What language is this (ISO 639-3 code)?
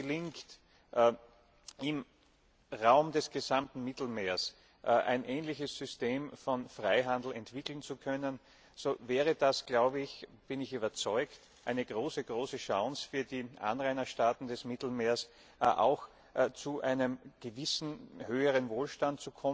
deu